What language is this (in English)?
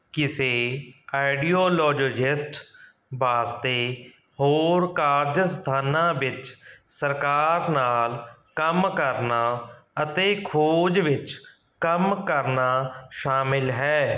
Punjabi